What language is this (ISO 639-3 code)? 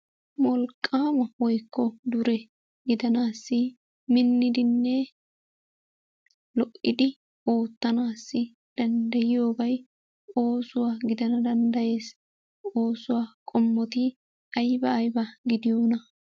wal